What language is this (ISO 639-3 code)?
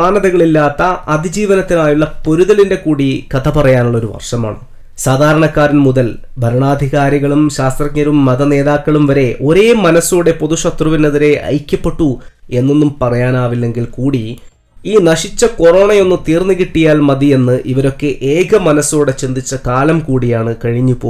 mal